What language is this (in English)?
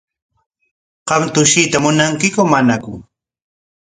Corongo Ancash Quechua